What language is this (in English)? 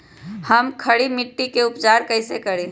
Magahi